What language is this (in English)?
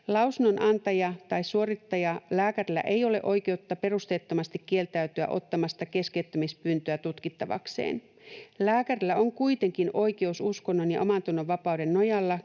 Finnish